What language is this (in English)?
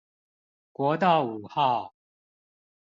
Chinese